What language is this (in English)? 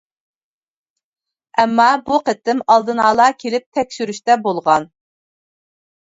Uyghur